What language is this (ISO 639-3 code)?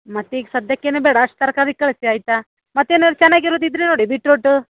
kan